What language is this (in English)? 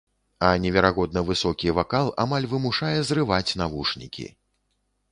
Belarusian